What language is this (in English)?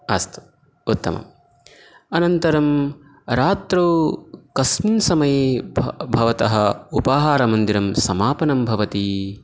Sanskrit